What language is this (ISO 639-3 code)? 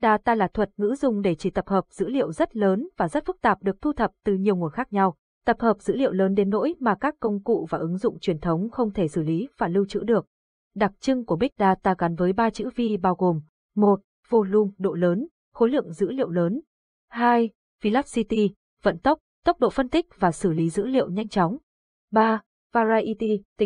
vie